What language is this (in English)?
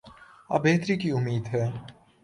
Urdu